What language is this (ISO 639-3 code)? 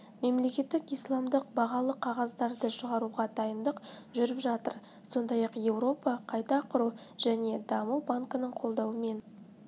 kaz